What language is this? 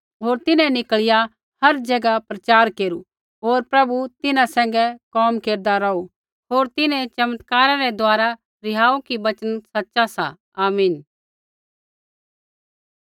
Kullu Pahari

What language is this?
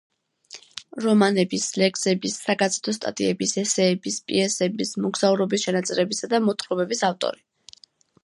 Georgian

